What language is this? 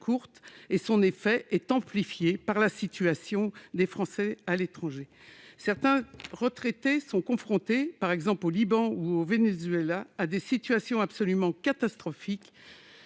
French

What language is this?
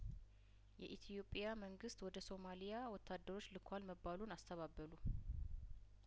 Amharic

